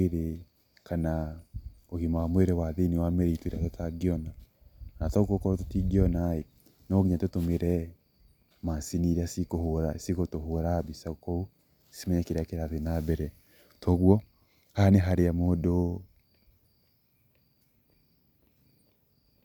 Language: Kikuyu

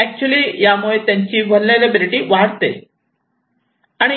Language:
Marathi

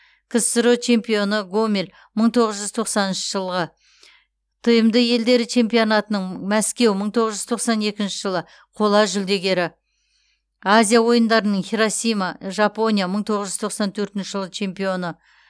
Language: Kazakh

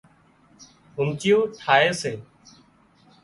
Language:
Wadiyara Koli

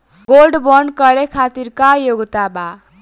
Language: Bhojpuri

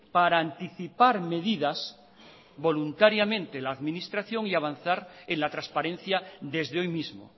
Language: Spanish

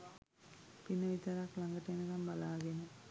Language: Sinhala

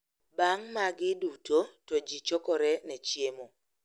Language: Luo (Kenya and Tanzania)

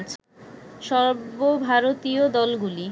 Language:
Bangla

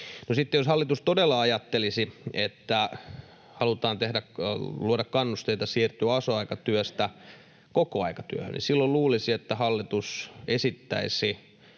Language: Finnish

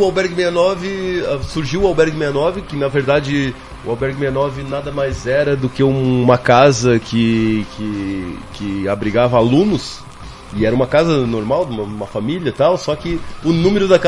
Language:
Portuguese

